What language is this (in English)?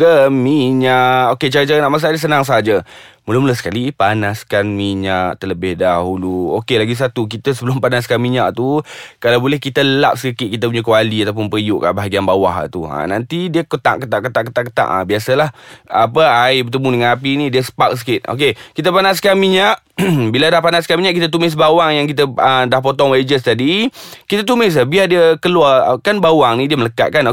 Malay